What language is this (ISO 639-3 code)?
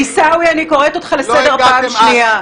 heb